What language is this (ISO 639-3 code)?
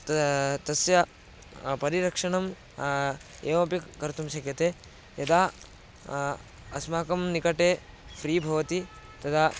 san